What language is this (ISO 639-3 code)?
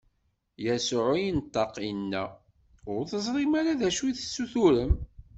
kab